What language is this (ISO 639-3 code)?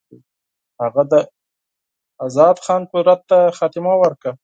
pus